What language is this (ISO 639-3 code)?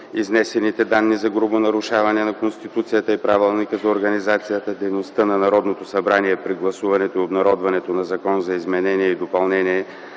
bul